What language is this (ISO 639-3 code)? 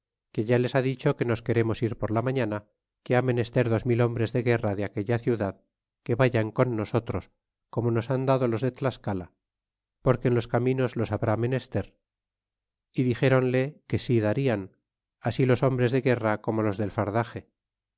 spa